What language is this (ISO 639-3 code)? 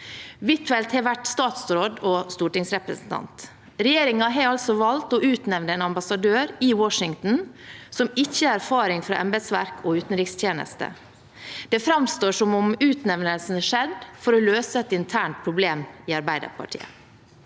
nor